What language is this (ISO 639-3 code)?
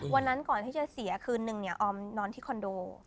tha